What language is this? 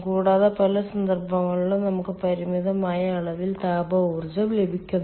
Malayalam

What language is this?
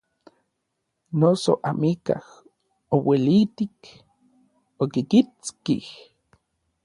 Orizaba Nahuatl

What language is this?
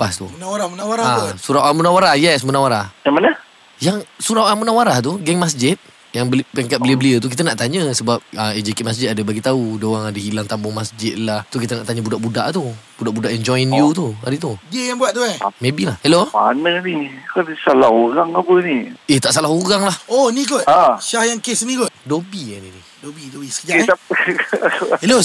Malay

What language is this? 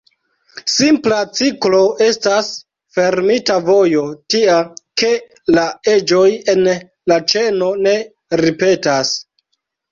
Esperanto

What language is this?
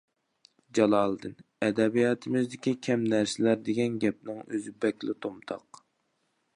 Uyghur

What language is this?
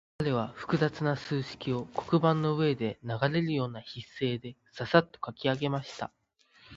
Japanese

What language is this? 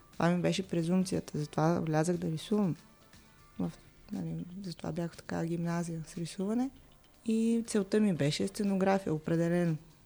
Bulgarian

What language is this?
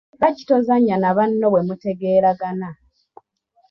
Ganda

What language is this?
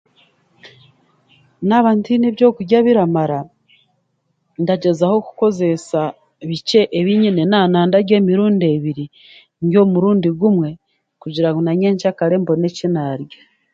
Chiga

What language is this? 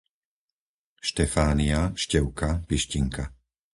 Slovak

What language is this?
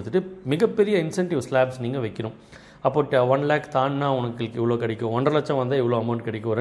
Tamil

